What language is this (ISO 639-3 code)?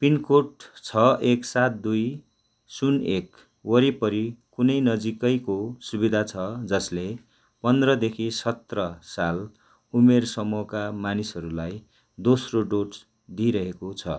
nep